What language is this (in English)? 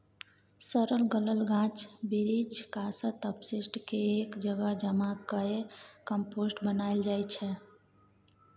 Maithili